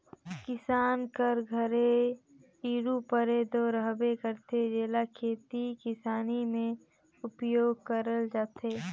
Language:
Chhattisgarhi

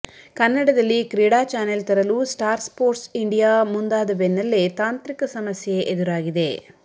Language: Kannada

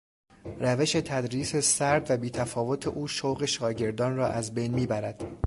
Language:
Persian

